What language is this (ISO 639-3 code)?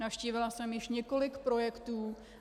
ces